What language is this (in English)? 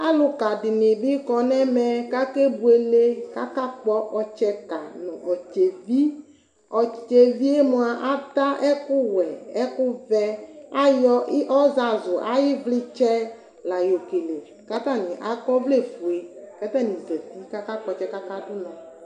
Ikposo